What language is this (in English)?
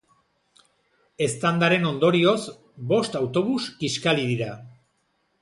Basque